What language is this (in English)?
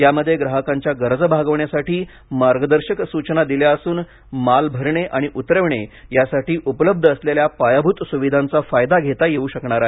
Marathi